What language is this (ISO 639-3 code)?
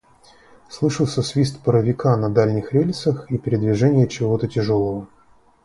rus